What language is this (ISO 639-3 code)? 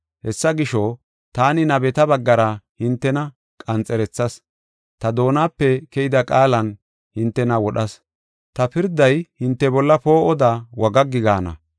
gof